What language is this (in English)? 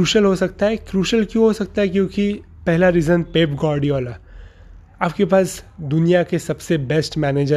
Hindi